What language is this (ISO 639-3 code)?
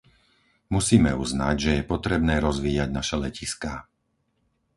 slk